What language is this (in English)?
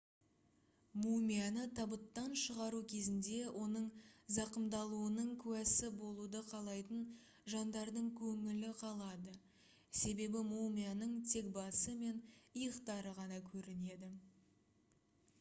Kazakh